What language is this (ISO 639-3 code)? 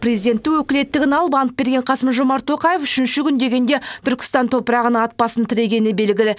kaz